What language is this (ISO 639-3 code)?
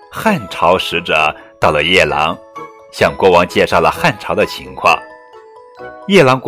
zho